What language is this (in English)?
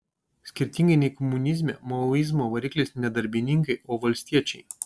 Lithuanian